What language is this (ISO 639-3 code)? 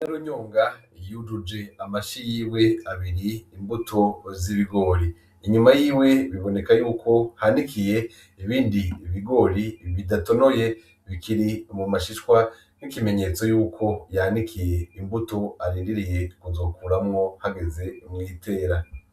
run